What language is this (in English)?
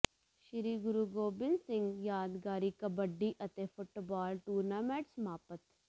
Punjabi